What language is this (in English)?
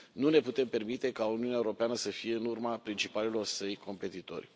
Romanian